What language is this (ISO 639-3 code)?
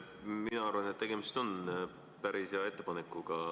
est